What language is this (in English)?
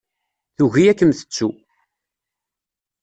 Kabyle